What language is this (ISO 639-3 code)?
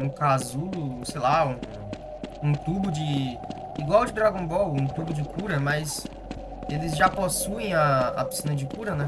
por